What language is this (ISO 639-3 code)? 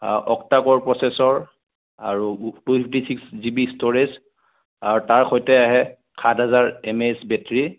asm